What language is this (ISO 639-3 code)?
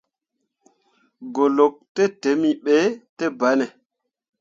mua